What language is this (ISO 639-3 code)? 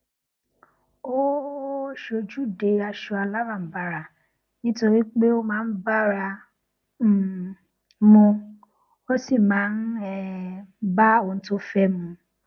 yor